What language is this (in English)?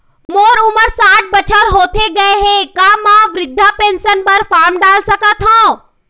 Chhattisgarhi